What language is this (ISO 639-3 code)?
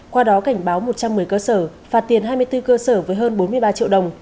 vie